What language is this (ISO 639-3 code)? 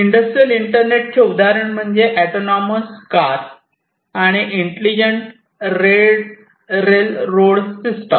mar